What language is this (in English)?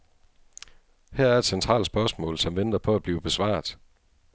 Danish